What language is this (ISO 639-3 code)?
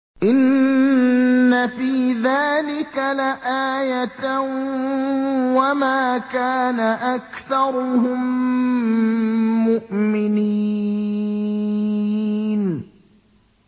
ara